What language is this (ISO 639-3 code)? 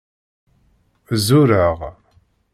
kab